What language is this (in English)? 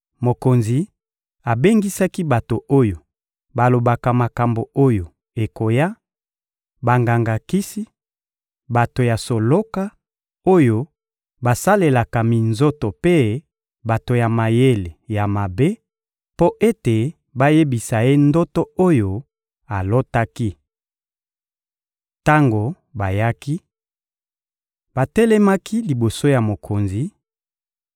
Lingala